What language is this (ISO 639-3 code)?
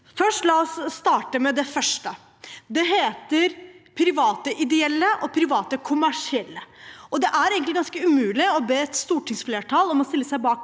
nor